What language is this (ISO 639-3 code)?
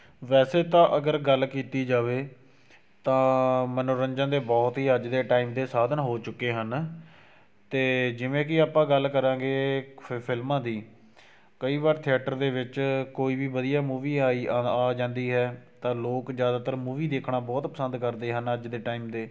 pan